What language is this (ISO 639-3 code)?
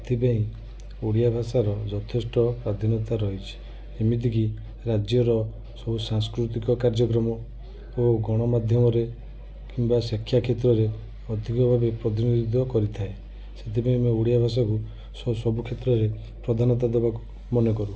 ori